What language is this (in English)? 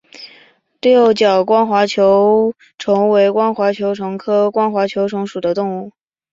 Chinese